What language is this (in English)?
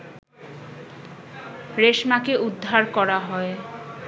Bangla